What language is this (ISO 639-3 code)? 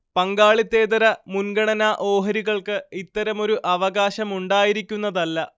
mal